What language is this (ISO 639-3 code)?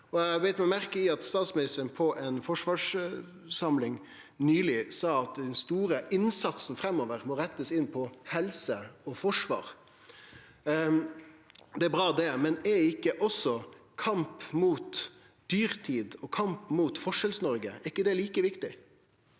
nor